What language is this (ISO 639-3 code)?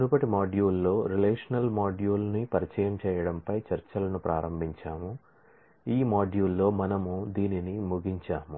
tel